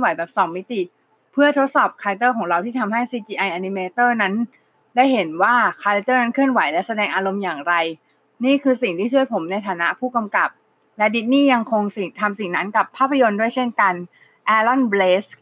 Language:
Thai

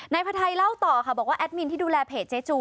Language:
Thai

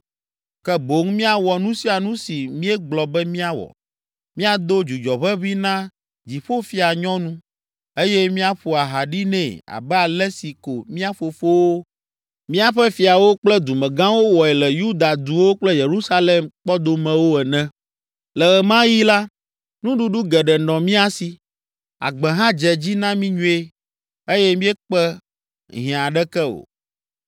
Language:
Ewe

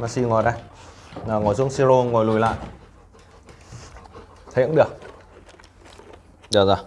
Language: Vietnamese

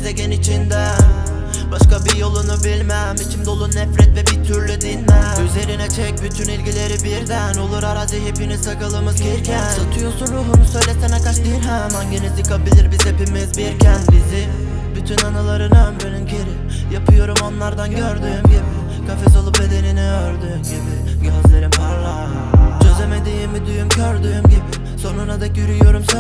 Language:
Turkish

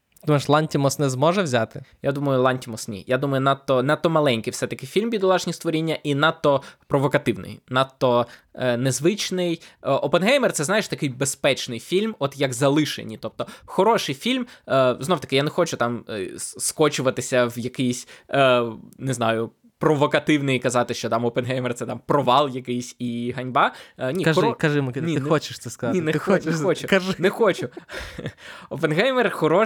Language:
Ukrainian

